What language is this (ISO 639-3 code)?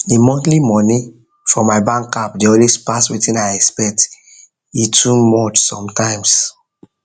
pcm